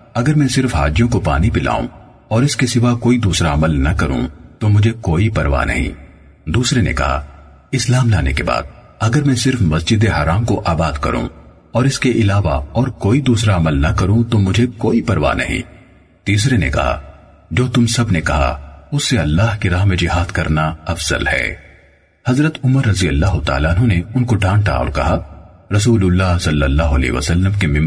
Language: Urdu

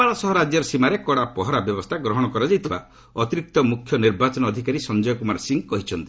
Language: Odia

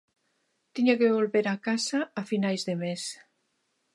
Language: Galician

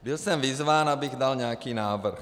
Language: Czech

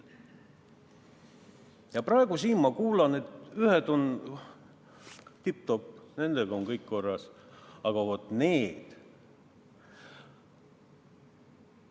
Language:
Estonian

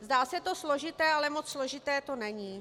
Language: Czech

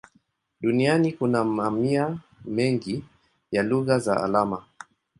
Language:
Swahili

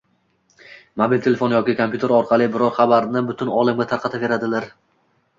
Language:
Uzbek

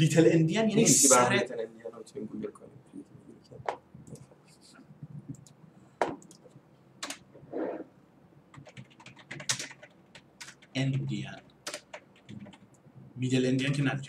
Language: Persian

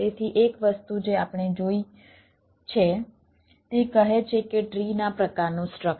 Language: Gujarati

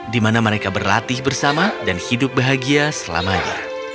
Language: Indonesian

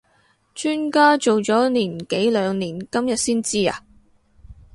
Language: Cantonese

